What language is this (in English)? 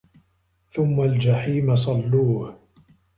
Arabic